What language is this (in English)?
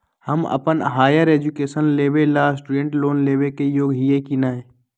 Magahi